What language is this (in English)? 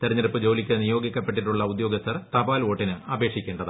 Malayalam